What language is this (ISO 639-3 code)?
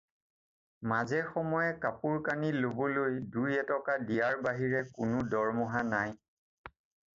asm